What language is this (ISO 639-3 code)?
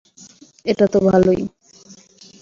ben